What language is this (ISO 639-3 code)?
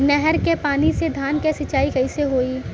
bho